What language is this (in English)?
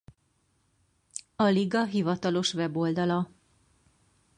Hungarian